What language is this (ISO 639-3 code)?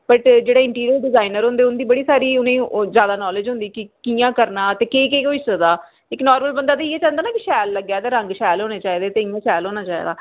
doi